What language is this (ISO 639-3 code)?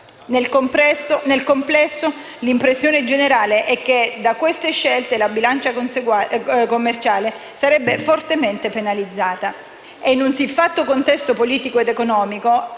ita